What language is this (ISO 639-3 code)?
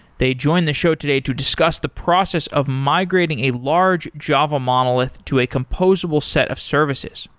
eng